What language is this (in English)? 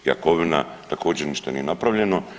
Croatian